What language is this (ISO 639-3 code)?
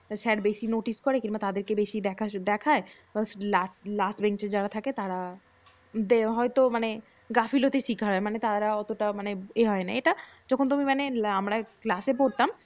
ben